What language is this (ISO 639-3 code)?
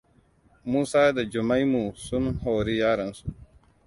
hau